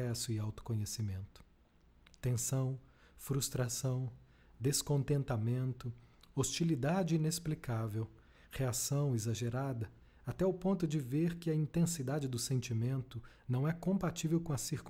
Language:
Portuguese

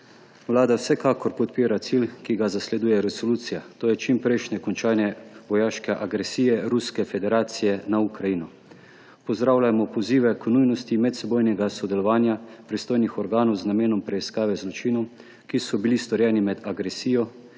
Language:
Slovenian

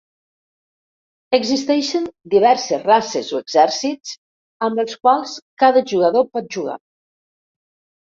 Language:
Catalan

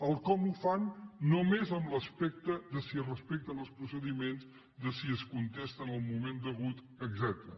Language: Catalan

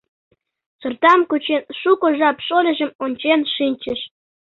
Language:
Mari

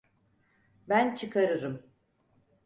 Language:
Turkish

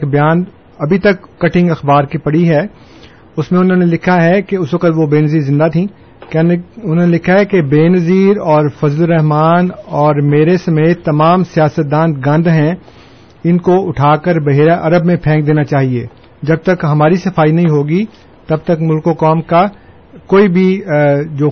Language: Urdu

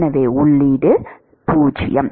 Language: Tamil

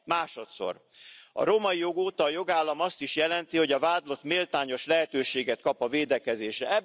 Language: Hungarian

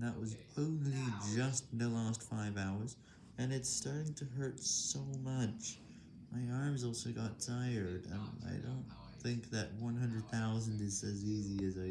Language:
English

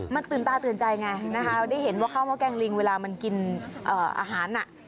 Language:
Thai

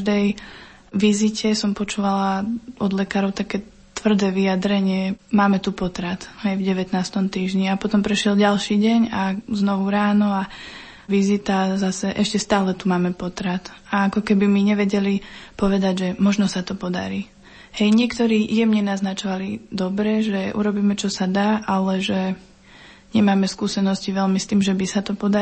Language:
Slovak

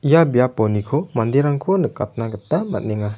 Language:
Garo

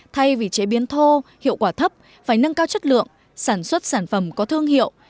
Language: Vietnamese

